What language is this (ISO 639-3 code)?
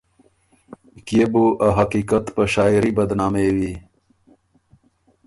oru